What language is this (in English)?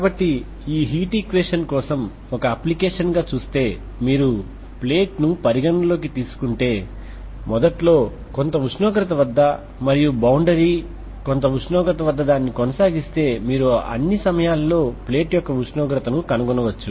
Telugu